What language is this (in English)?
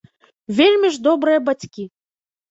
Belarusian